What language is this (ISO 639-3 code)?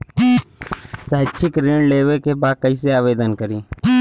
bho